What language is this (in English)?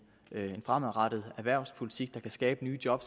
Danish